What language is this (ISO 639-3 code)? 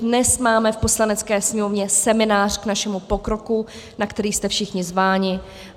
ces